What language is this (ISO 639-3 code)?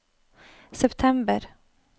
nor